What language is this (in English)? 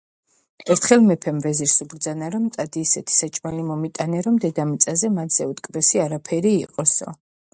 Georgian